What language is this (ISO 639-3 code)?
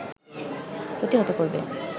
ben